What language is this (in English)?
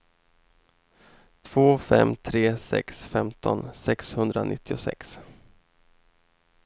Swedish